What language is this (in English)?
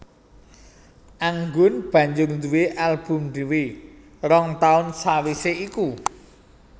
Javanese